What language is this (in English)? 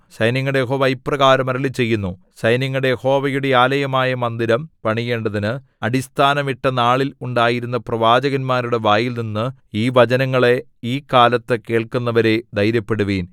Malayalam